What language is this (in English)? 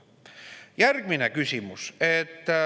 Estonian